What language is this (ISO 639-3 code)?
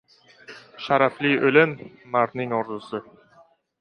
uzb